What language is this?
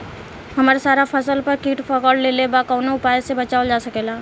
Bhojpuri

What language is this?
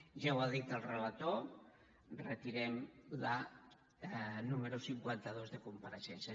Catalan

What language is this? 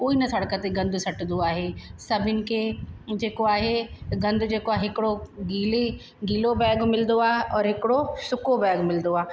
Sindhi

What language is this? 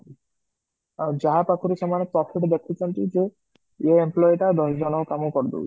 Odia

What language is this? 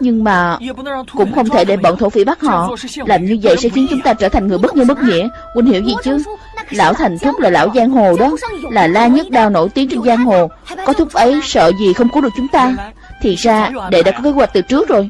Vietnamese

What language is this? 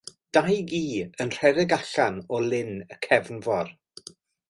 Welsh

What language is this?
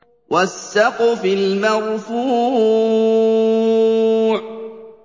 Arabic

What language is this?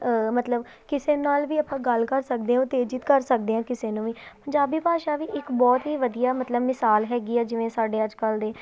Punjabi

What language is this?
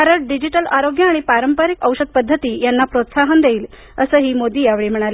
Marathi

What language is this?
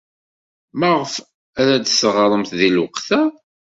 Kabyle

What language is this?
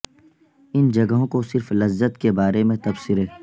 Urdu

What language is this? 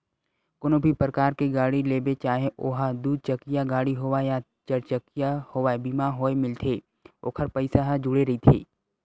Chhattisgarhi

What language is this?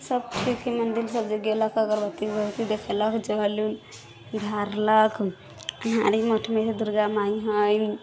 Maithili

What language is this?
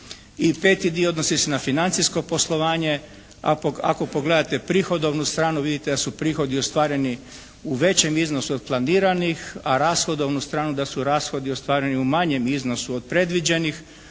Croatian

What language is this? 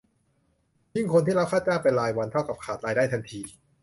Thai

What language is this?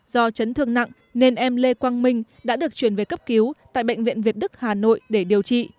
Vietnamese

